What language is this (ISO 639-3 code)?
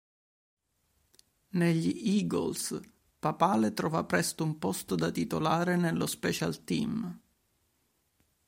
ita